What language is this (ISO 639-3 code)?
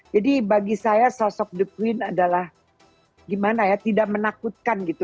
ind